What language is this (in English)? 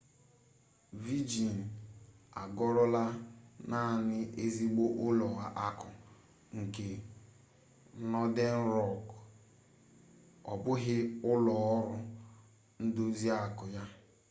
Igbo